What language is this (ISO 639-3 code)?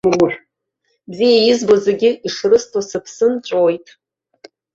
abk